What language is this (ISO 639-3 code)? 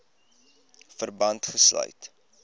afr